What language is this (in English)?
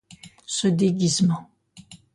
French